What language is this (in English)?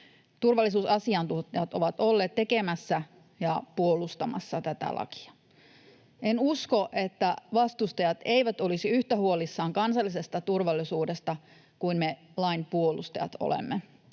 Finnish